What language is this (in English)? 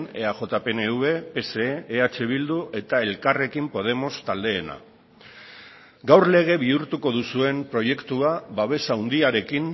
Basque